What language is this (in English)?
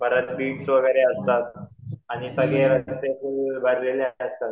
Marathi